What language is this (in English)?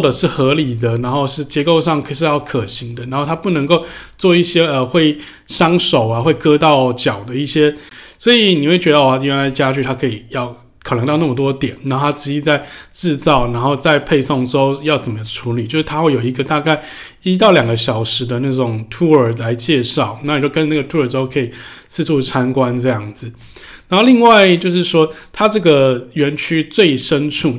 Chinese